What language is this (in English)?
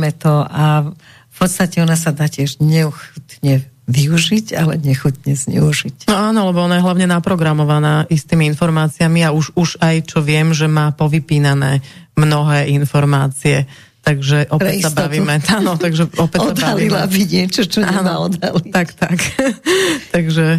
Slovak